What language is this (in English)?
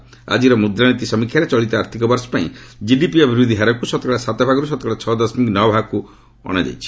Odia